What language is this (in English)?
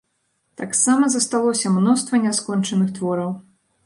Belarusian